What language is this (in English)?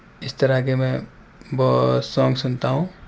Urdu